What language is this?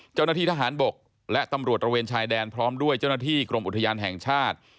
Thai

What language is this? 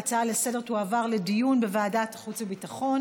Hebrew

